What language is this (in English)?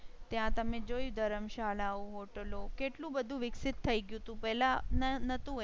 Gujarati